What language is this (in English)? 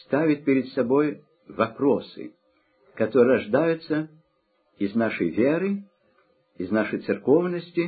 Russian